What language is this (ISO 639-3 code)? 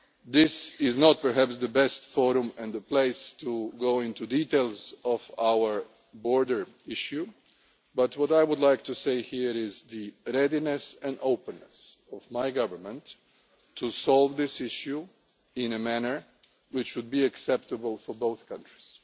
eng